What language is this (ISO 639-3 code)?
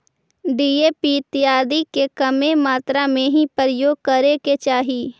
mag